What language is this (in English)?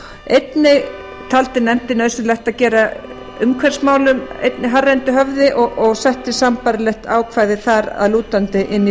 Icelandic